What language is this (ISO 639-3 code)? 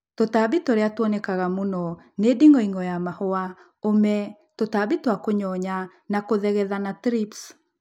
kik